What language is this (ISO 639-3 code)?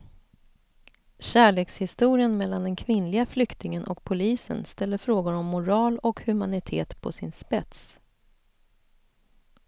swe